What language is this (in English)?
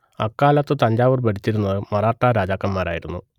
Malayalam